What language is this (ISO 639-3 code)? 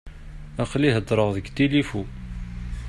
kab